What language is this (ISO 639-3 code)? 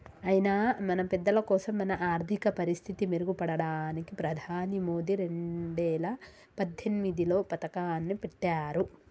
tel